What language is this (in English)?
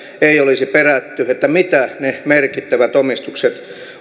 Finnish